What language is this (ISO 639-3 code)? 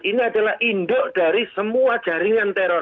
ind